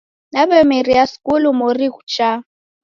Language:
Taita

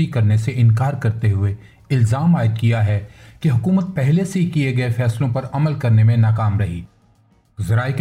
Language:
Urdu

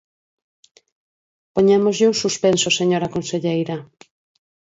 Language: Galician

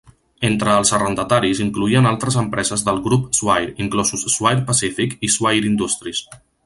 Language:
Catalan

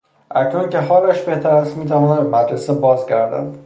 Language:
Persian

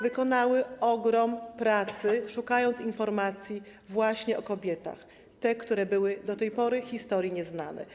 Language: Polish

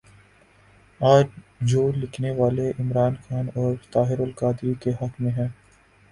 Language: Urdu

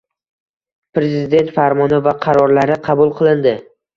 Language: Uzbek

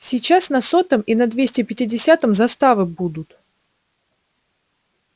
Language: Russian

